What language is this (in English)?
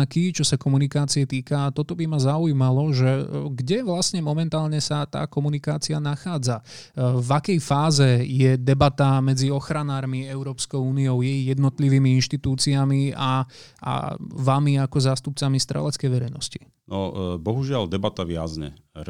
Slovak